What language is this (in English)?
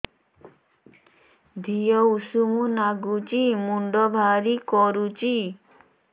Odia